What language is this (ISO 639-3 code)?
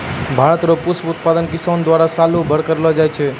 mai